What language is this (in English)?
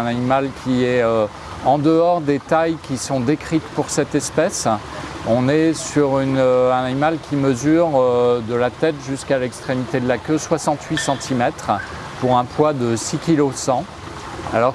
French